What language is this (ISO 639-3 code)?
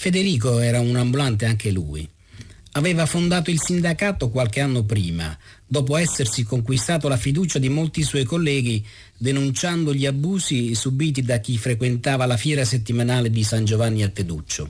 ita